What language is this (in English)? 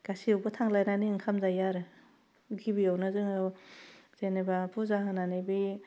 Bodo